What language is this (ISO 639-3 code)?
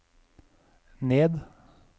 nor